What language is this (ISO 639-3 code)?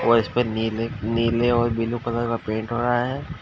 hin